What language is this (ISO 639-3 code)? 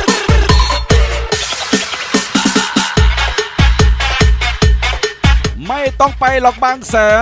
tha